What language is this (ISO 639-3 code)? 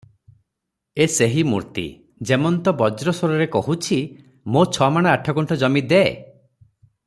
ori